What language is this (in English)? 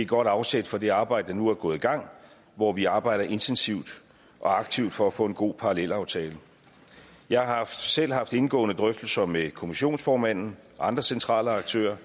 Danish